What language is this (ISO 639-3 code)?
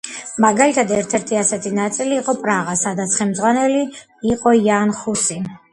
kat